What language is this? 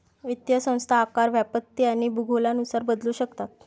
Marathi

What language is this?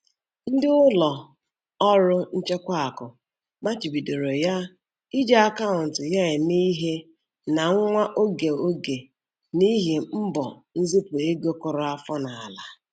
Igbo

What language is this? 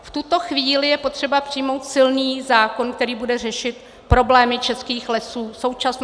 Czech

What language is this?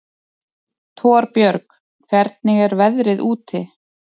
Icelandic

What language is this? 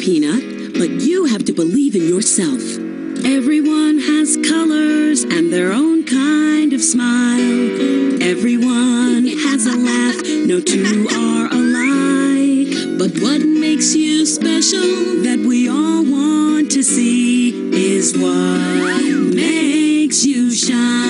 English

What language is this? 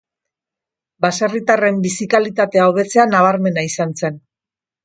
Basque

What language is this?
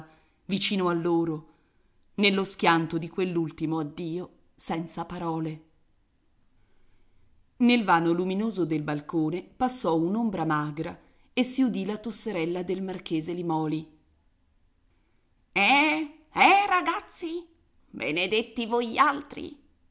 Italian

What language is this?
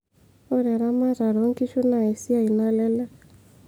Masai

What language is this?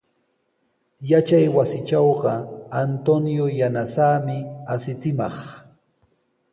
Sihuas Ancash Quechua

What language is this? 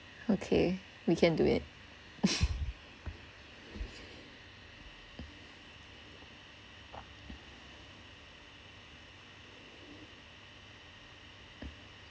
English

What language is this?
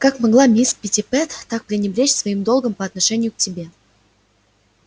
Russian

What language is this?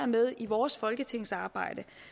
Danish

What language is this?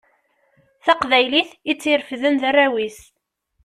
Kabyle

